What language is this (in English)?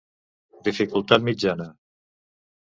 Catalan